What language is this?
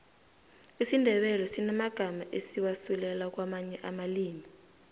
South Ndebele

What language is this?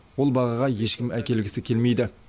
Kazakh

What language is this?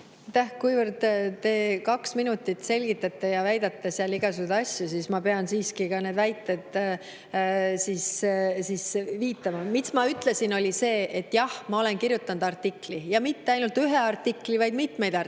Estonian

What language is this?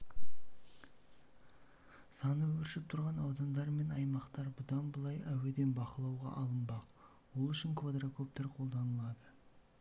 Kazakh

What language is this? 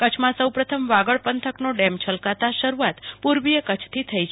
Gujarati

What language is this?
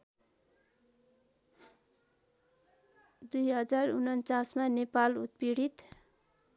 Nepali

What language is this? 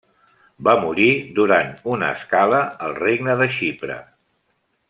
Catalan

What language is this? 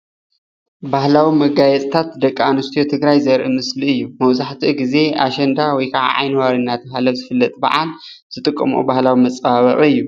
Tigrinya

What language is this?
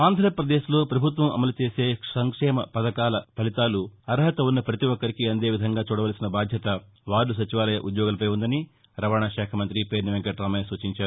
Telugu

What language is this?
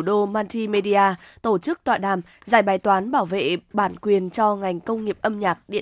Vietnamese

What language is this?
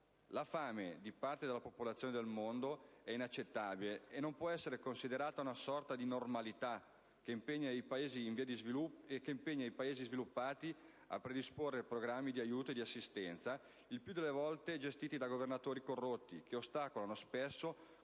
Italian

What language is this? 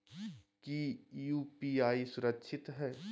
Magahi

